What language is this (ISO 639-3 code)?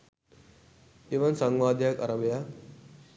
sin